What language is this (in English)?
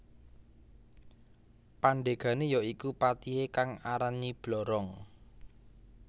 Javanese